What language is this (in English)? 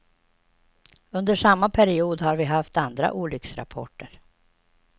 Swedish